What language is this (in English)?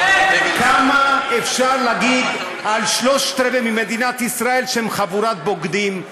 Hebrew